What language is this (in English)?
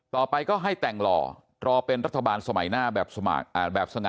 Thai